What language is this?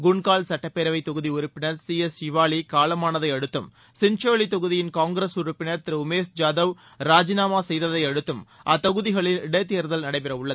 Tamil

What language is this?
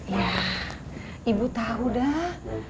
Indonesian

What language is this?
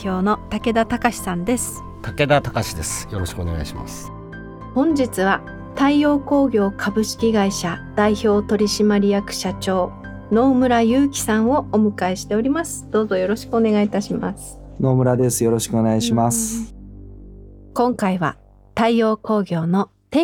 Japanese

